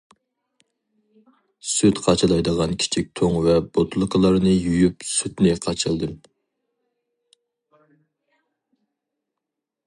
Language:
Uyghur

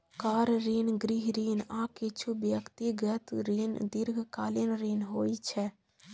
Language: Maithili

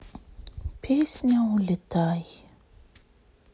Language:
Russian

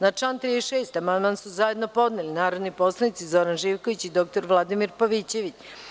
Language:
Serbian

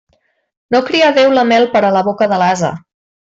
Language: Catalan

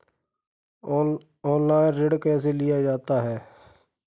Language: Hindi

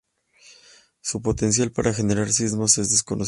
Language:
Spanish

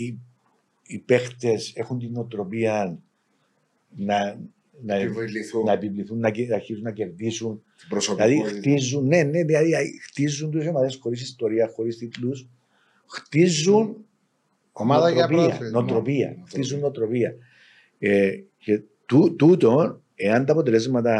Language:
Greek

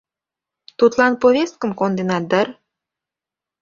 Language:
Mari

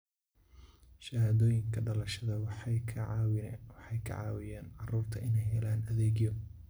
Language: Somali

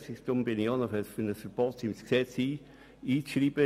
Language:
Swiss German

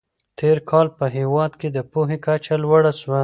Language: Pashto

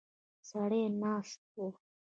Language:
Pashto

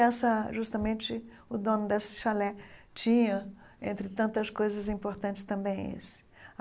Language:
Portuguese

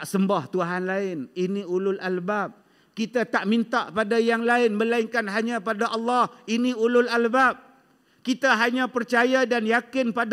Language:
Malay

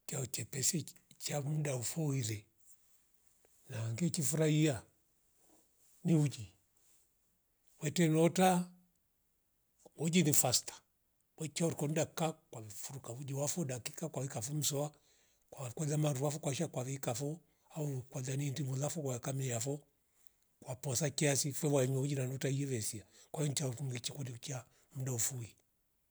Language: Rombo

